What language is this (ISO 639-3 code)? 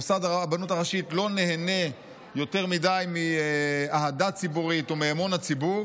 heb